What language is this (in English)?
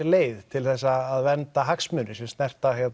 Icelandic